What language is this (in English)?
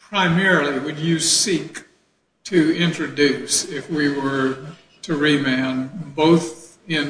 English